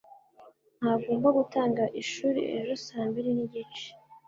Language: Kinyarwanda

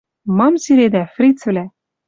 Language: Western Mari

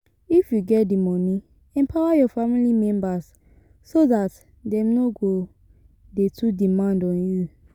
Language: Nigerian Pidgin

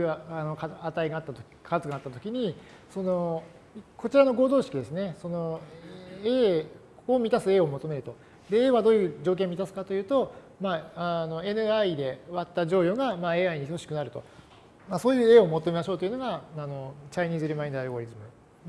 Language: Japanese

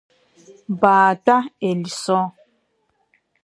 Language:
Abkhazian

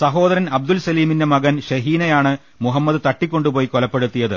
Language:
Malayalam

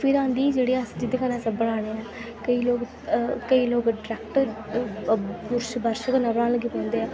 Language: Dogri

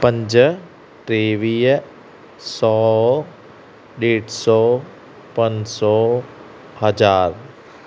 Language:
Sindhi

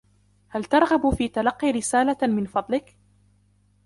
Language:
Arabic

